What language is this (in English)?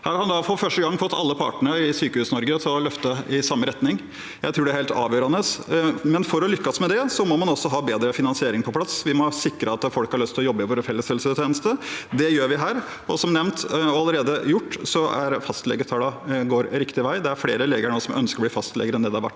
Norwegian